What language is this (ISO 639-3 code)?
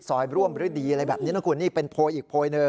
tha